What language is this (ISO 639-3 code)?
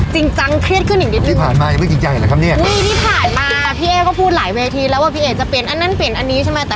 tha